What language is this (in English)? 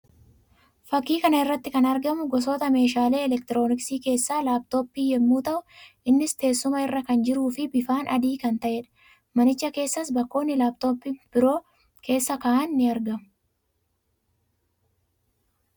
Oromo